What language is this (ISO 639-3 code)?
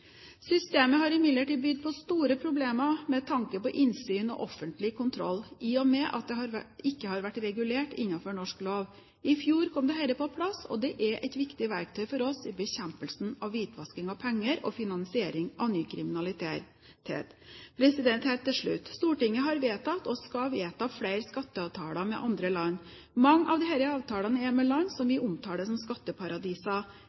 nob